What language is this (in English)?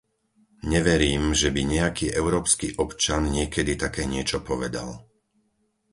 Slovak